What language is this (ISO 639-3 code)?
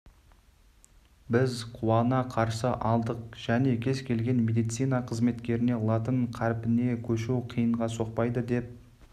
kaz